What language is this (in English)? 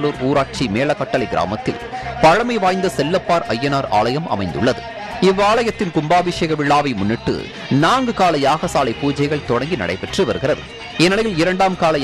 Thai